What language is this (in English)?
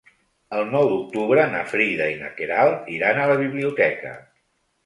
Catalan